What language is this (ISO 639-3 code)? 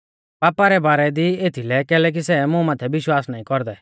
bfz